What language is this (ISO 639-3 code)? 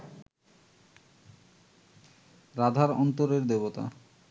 ben